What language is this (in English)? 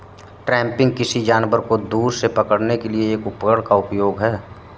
Hindi